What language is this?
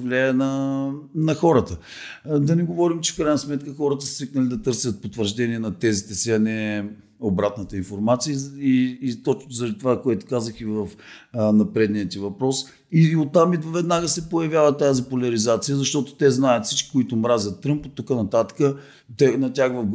Bulgarian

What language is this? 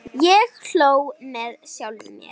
Icelandic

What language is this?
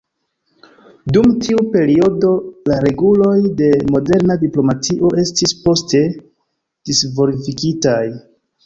Esperanto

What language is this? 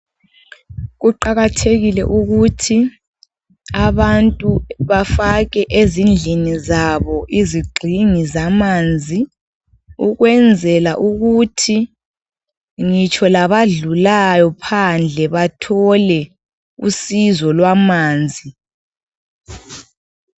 North Ndebele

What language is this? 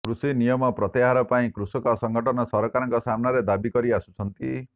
Odia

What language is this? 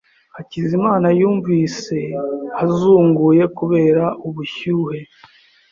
Kinyarwanda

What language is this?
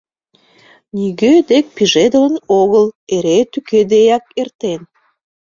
Mari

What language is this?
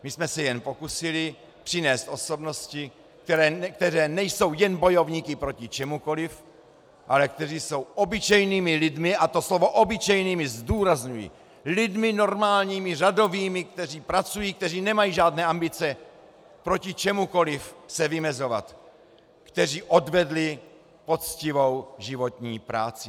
Czech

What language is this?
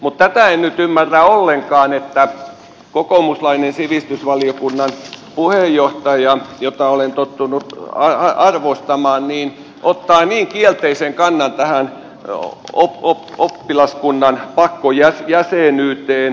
Finnish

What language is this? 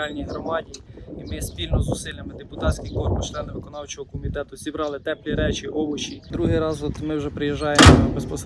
Ukrainian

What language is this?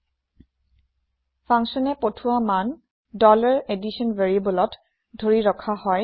Assamese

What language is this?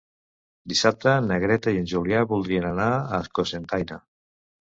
Catalan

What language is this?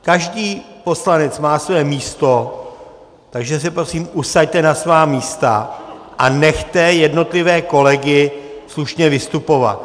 Czech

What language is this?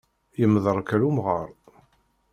Kabyle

